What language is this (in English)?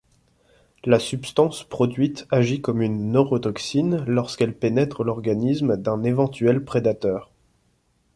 French